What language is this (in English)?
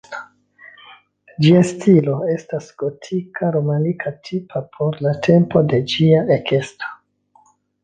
Esperanto